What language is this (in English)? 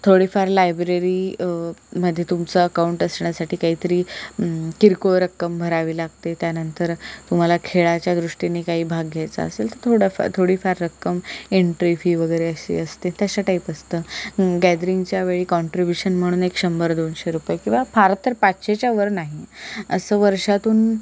Marathi